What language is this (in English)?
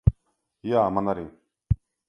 Latvian